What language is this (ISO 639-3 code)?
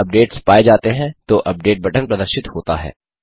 hin